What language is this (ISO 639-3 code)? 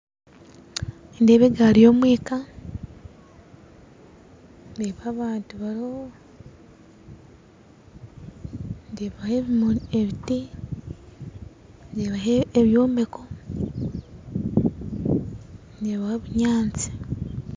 nyn